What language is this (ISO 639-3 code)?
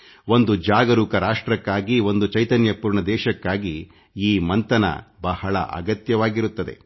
kan